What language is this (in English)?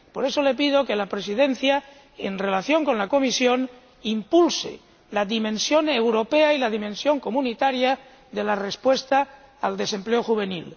Spanish